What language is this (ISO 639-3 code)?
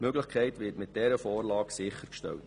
gsw